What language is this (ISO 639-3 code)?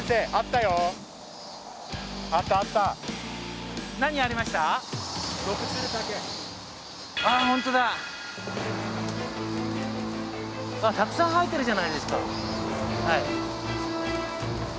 jpn